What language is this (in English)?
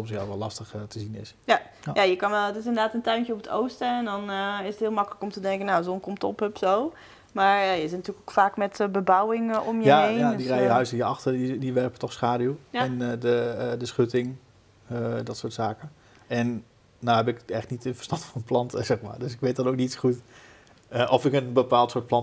Dutch